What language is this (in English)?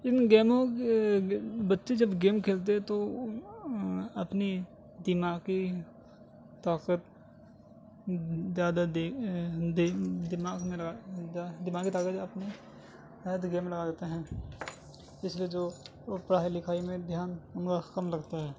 Urdu